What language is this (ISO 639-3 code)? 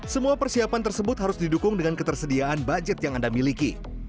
ind